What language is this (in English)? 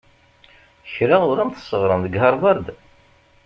Kabyle